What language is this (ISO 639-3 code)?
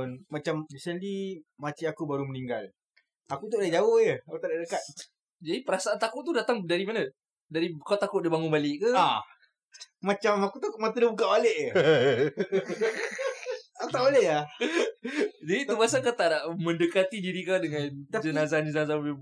msa